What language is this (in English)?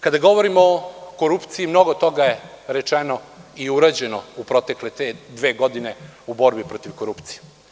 Serbian